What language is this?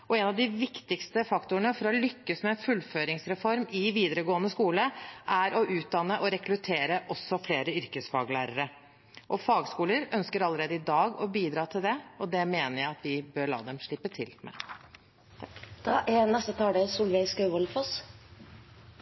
Norwegian Bokmål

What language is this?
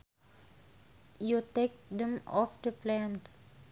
Sundanese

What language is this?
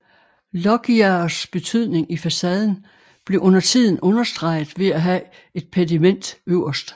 Danish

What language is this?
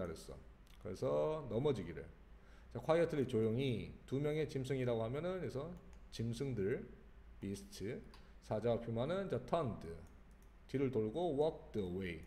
Korean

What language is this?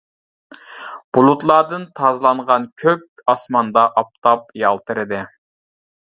Uyghur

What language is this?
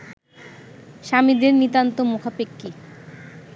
Bangla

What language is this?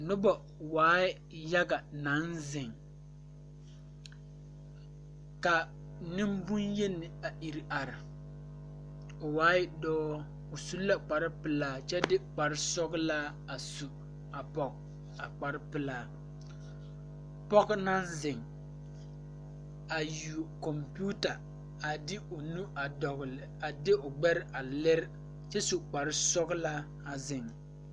Southern Dagaare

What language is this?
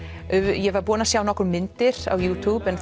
Icelandic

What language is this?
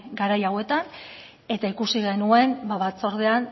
Basque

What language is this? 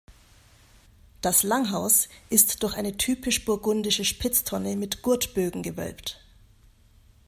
German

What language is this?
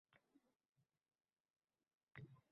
Uzbek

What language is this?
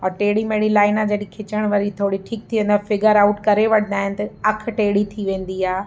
Sindhi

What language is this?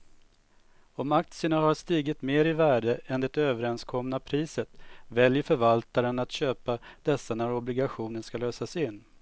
Swedish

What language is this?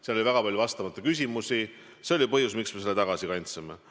Estonian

